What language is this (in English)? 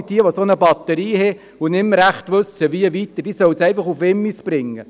Swiss German